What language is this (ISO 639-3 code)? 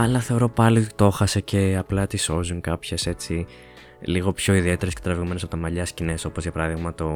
ell